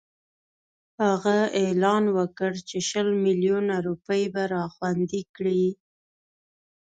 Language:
Pashto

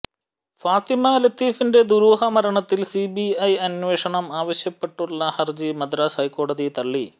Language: Malayalam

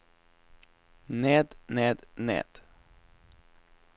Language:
Norwegian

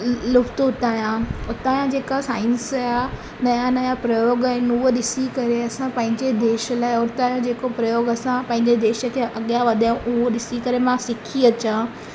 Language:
Sindhi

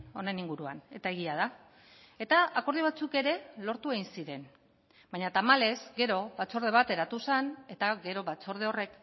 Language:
Basque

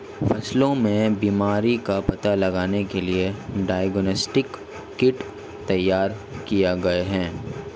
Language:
Hindi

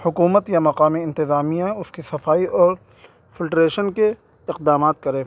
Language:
Urdu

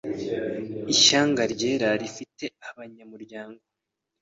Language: Kinyarwanda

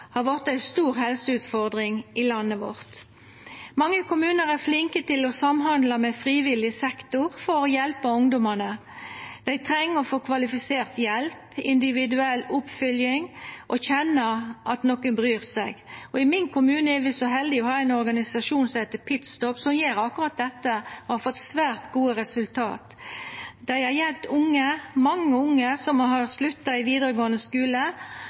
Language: Norwegian Nynorsk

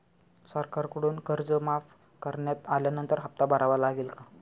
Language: Marathi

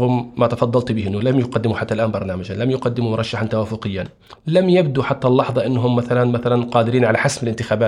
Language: Arabic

